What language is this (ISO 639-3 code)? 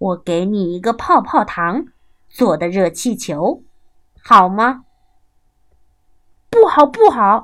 zho